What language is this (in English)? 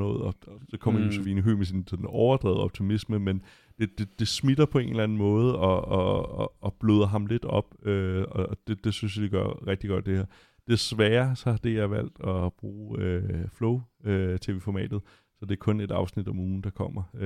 Danish